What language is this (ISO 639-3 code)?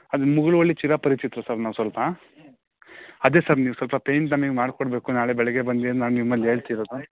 kan